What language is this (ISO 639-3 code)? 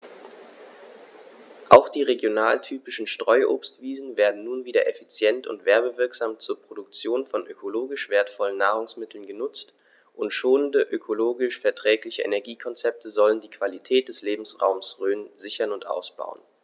deu